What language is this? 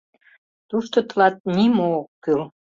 Mari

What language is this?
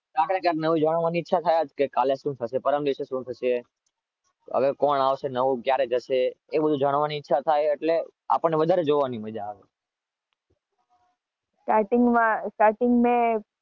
Gujarati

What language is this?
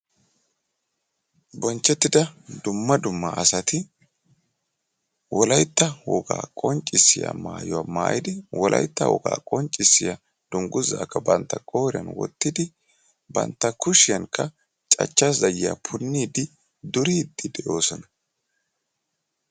Wolaytta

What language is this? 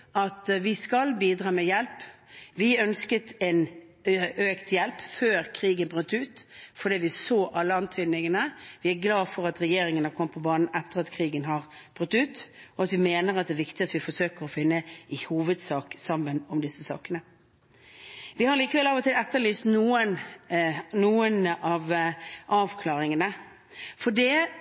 Norwegian Bokmål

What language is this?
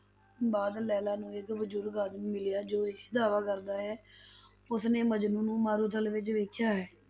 Punjabi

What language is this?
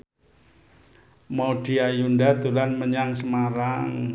Javanese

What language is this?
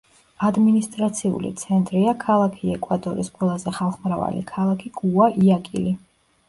Georgian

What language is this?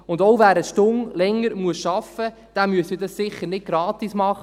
Swiss German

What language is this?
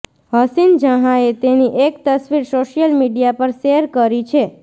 Gujarati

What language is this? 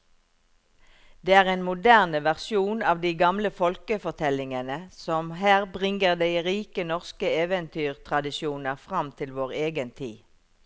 Norwegian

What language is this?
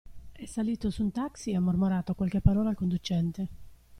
Italian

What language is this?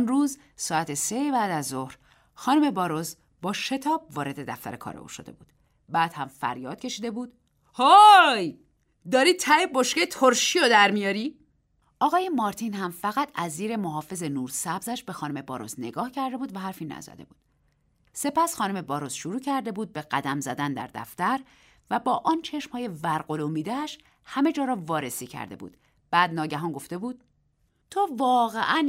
Persian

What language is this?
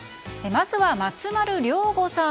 Japanese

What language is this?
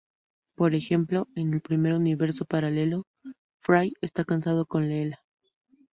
Spanish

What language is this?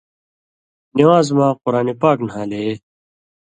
Indus Kohistani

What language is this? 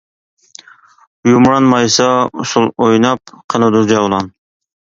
Uyghur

